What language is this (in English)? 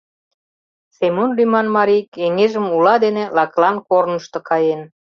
Mari